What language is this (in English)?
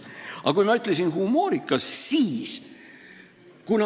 Estonian